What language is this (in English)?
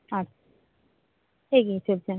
Bangla